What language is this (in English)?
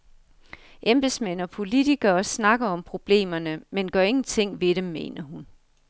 Danish